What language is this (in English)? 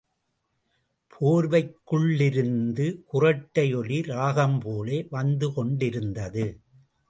Tamil